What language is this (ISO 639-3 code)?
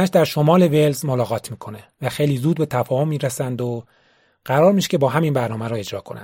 fas